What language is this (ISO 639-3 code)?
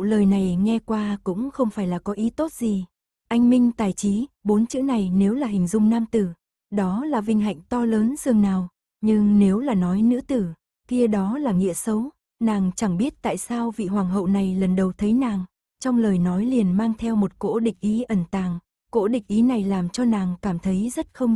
vie